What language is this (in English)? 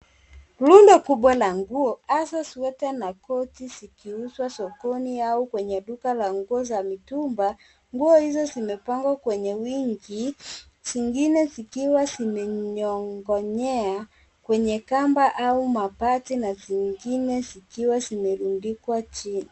Swahili